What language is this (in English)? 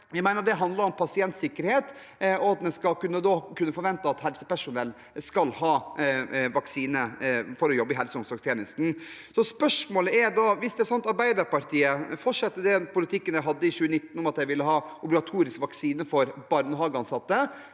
Norwegian